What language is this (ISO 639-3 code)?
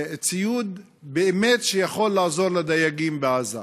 heb